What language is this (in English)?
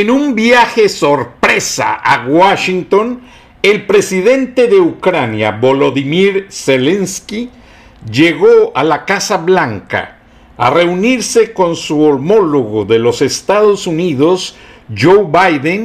Spanish